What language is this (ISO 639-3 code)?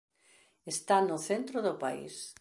glg